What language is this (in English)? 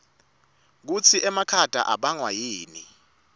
Swati